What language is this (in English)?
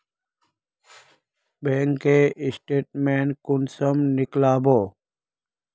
Magahi